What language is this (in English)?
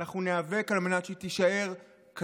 Hebrew